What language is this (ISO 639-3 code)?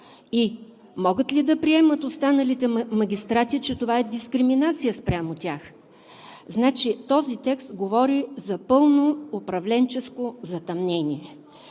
bul